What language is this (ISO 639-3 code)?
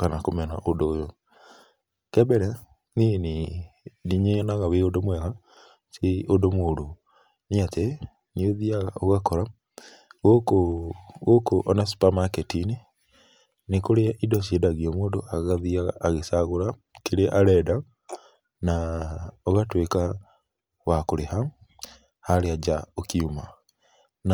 kik